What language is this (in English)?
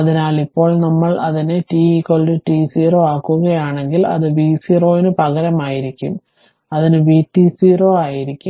Malayalam